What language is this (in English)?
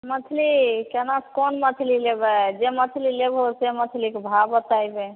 Maithili